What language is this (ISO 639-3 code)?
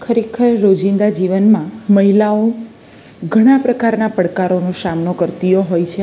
guj